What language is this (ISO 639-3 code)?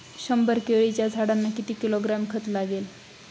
mar